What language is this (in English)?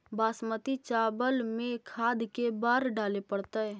Magahi